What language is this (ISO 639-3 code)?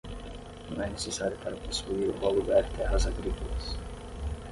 por